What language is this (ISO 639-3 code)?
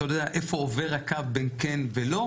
heb